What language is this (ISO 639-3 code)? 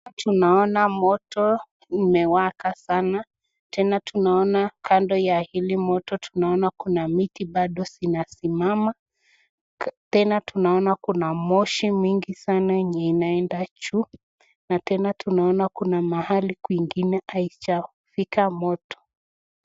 swa